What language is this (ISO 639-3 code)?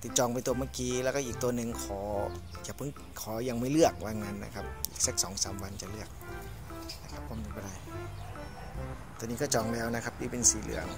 tha